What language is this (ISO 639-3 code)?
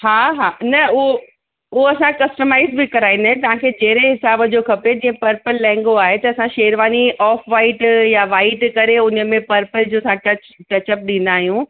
snd